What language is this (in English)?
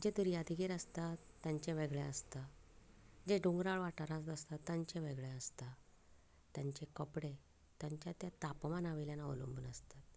Konkani